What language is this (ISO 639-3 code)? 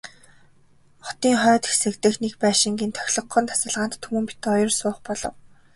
mon